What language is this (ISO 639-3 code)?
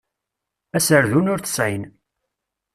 kab